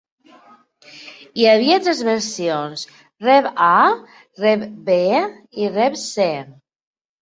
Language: Catalan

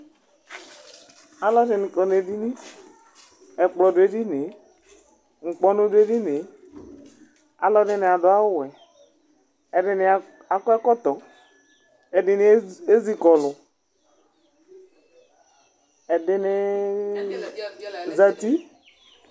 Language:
Ikposo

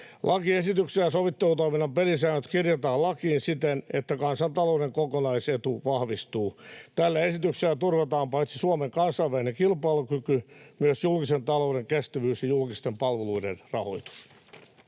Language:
Finnish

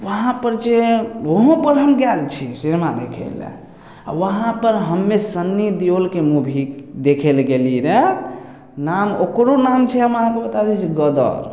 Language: Maithili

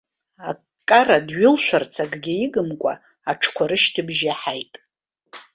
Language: Abkhazian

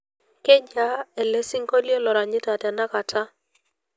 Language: Masai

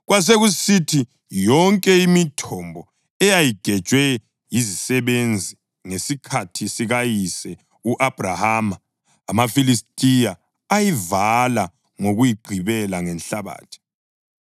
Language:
North Ndebele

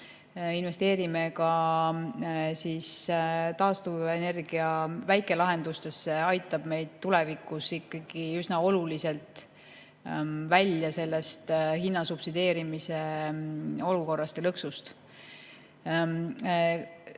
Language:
Estonian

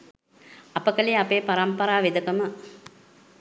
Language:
Sinhala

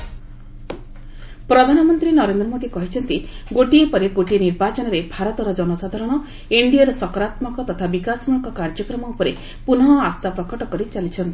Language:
Odia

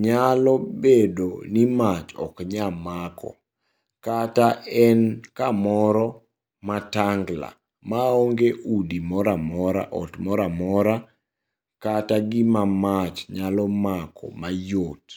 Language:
Luo (Kenya and Tanzania)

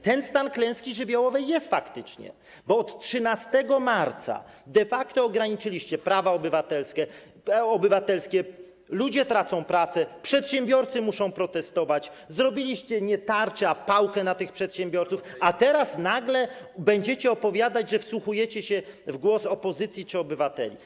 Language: Polish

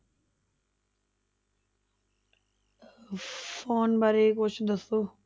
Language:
Punjabi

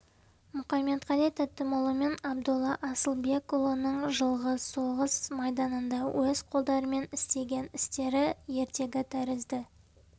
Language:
Kazakh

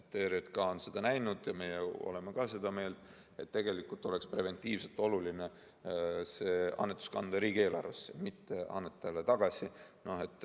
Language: Estonian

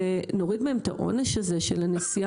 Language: Hebrew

